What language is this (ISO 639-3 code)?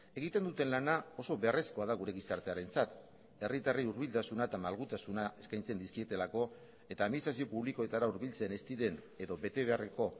eus